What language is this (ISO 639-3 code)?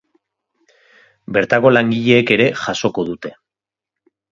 eus